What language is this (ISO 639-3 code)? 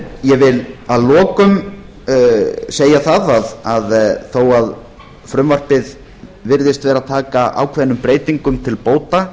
isl